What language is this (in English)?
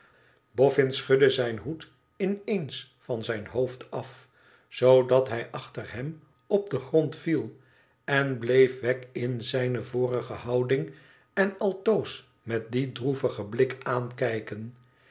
Dutch